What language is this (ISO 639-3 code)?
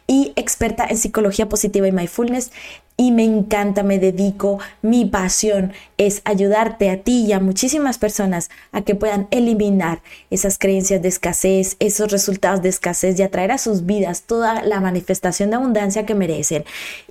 spa